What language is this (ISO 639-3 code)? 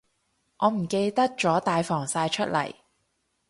yue